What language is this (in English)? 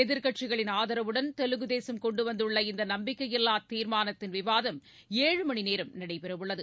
Tamil